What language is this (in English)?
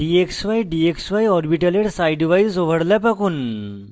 Bangla